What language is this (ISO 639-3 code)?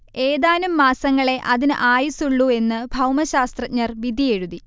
mal